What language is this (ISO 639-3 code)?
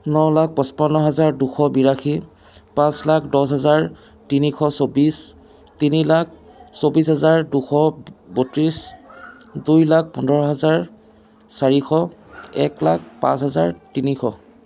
asm